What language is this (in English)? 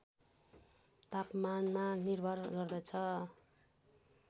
Nepali